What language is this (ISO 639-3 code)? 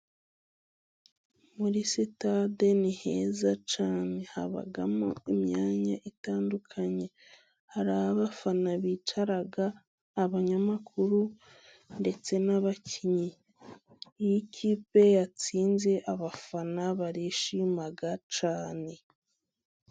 kin